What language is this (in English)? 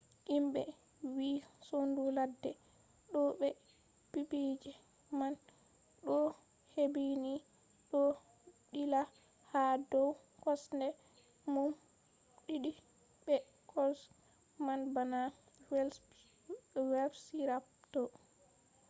Fula